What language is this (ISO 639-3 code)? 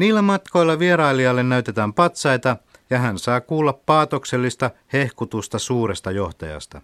fin